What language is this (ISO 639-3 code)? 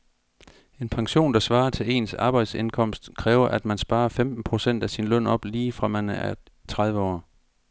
dan